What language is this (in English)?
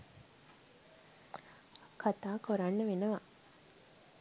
Sinhala